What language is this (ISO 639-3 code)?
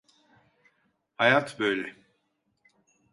tur